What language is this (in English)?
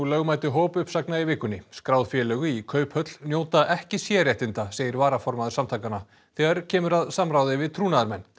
Icelandic